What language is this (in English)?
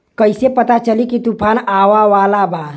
Bhojpuri